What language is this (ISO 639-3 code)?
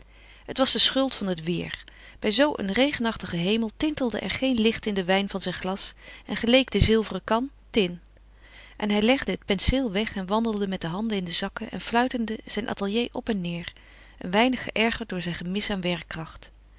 nld